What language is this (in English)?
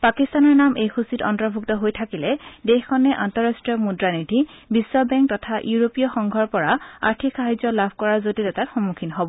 Assamese